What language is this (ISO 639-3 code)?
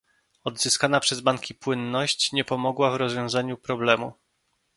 pol